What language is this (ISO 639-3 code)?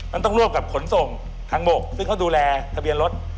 tha